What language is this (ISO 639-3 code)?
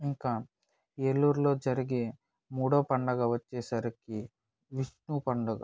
tel